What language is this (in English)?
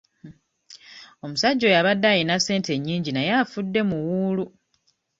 Ganda